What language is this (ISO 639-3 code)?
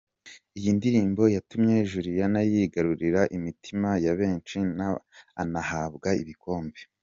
kin